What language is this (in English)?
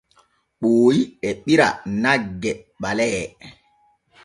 Borgu Fulfulde